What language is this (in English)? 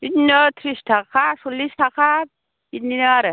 Bodo